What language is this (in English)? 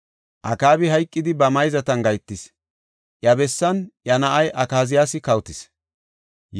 Gofa